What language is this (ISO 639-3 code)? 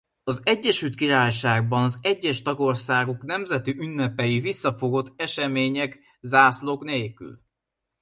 hun